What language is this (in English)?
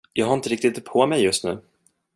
Swedish